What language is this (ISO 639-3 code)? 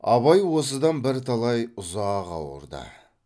kaz